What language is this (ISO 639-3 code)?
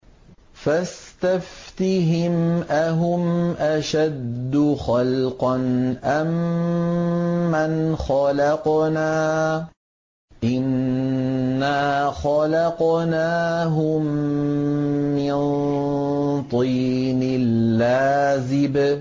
ara